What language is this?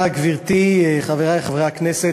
Hebrew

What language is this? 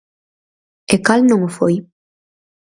Galician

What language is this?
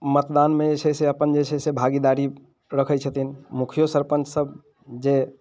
Maithili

